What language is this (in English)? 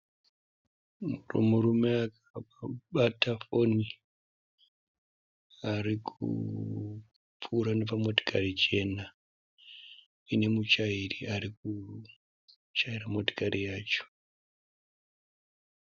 Shona